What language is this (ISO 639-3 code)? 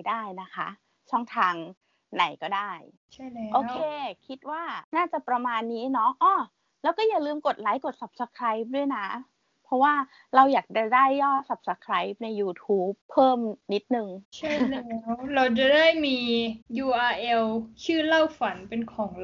tha